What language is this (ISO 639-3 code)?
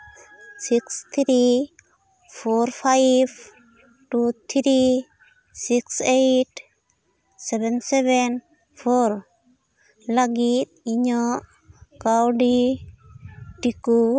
sat